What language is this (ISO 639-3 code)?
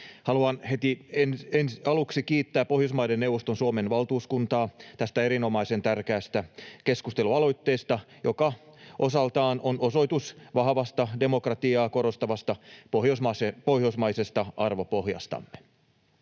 fin